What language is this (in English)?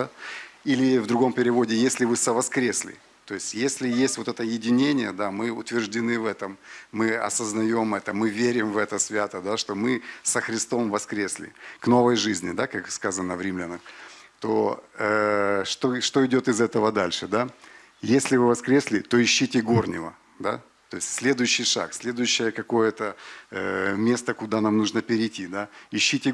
Russian